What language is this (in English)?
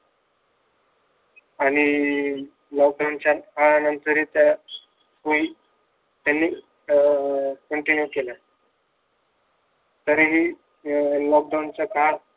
Marathi